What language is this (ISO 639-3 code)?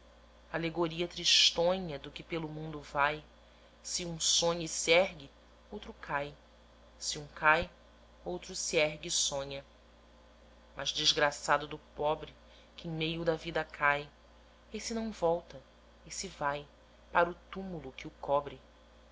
por